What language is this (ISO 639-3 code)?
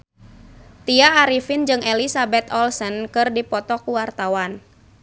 sun